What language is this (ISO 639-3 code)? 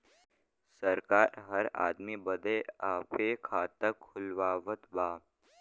bho